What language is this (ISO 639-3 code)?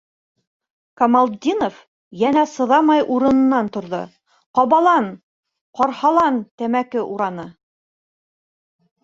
bak